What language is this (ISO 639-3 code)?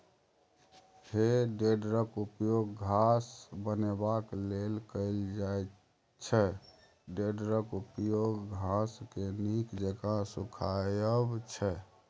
mai